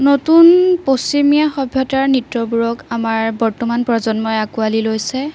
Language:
Assamese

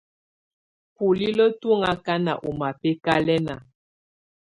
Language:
Tunen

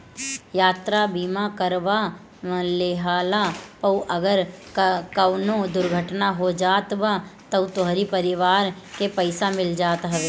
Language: Bhojpuri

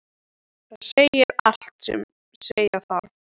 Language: Icelandic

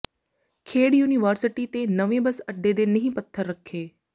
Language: Punjabi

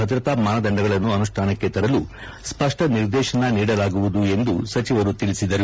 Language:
Kannada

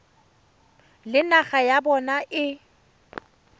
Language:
Tswana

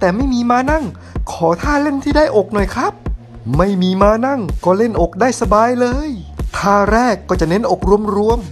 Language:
Thai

